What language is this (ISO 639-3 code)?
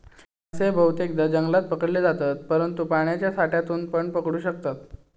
mar